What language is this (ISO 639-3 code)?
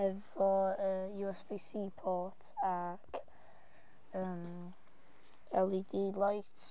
cym